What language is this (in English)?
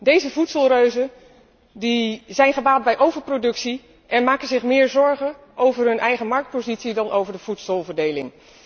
Dutch